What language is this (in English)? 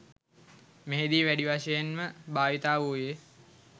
Sinhala